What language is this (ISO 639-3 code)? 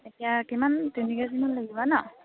asm